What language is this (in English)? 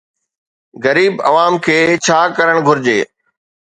Sindhi